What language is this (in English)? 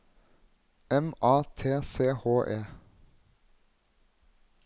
Norwegian